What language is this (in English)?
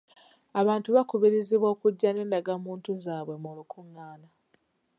Ganda